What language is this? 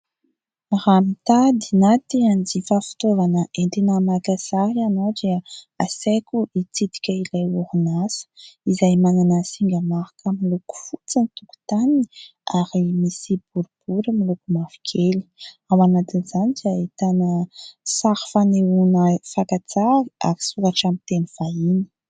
Malagasy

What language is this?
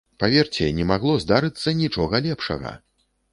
Belarusian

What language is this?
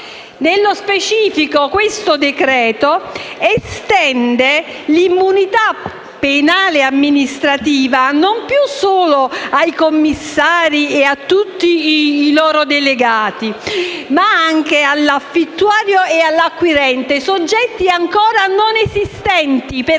Italian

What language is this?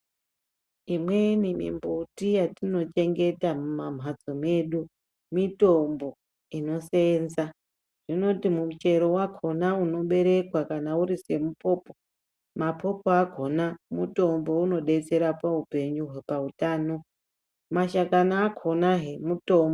Ndau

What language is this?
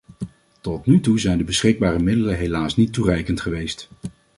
Dutch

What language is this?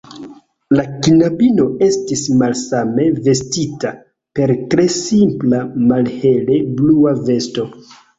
Esperanto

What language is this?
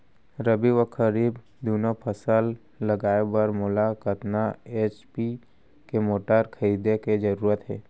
Chhattisgarhi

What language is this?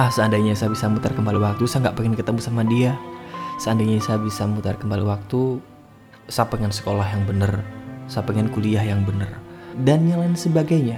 Indonesian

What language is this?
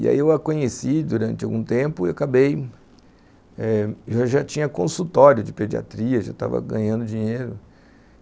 Portuguese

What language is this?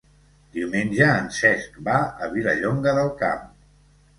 Catalan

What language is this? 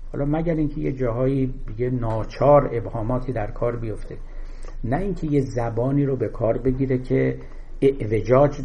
Persian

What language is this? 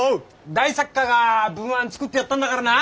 Japanese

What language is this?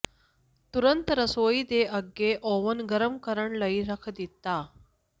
Punjabi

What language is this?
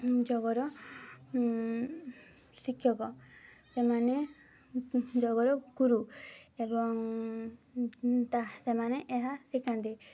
Odia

